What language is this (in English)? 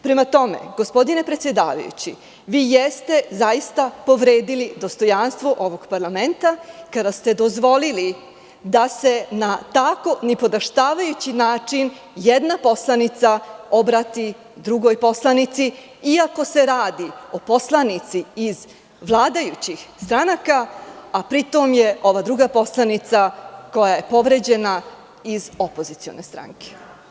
Serbian